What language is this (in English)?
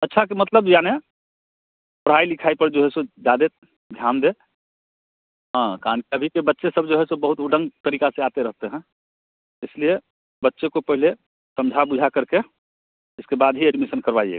Hindi